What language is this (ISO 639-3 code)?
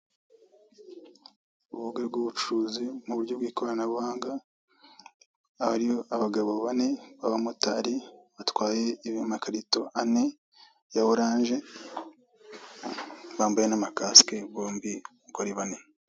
kin